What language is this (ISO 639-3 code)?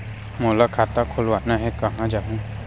hne